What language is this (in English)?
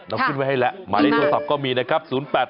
Thai